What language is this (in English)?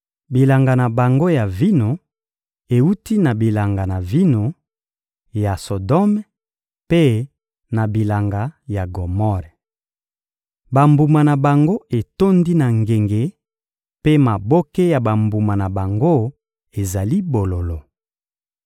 Lingala